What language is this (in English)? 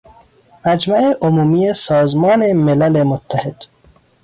Persian